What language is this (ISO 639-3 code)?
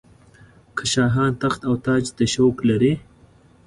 pus